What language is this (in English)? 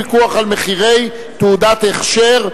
Hebrew